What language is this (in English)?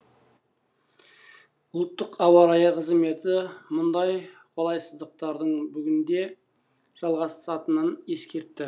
Kazakh